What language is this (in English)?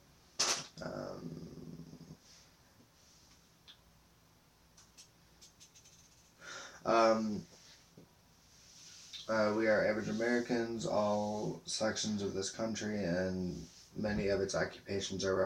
English